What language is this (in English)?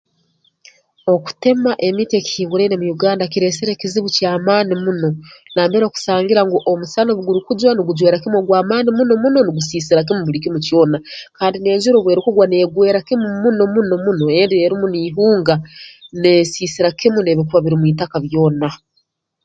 Tooro